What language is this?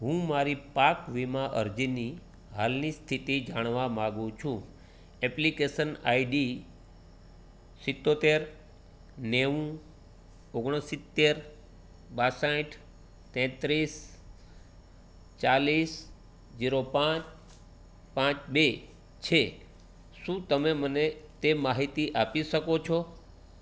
Gujarati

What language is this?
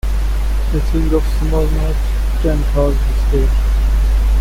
English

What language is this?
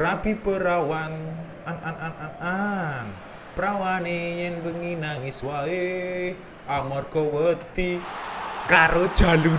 Indonesian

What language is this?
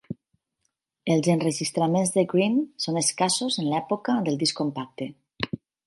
Catalan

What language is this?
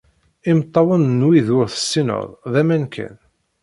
Kabyle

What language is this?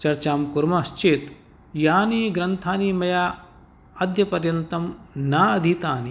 Sanskrit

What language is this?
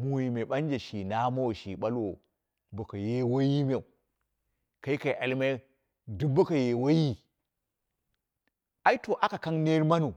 Dera (Nigeria)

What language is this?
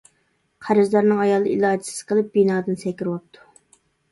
Uyghur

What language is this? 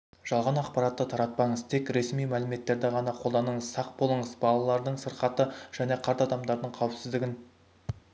Kazakh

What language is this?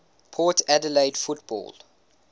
English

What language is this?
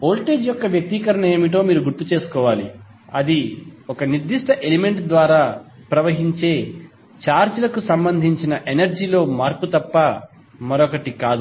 Telugu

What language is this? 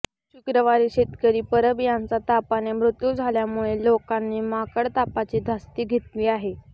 Marathi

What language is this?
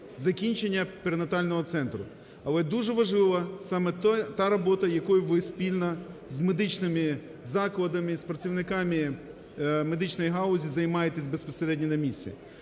Ukrainian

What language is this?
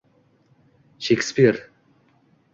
Uzbek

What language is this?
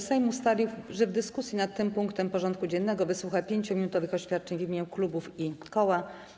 Polish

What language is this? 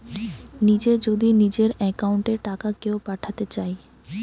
Bangla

